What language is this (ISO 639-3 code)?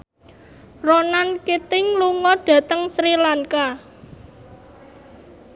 jav